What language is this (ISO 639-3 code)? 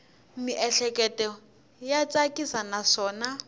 tso